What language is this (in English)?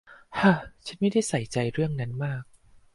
Thai